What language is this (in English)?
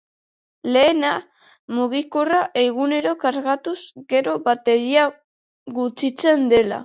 Basque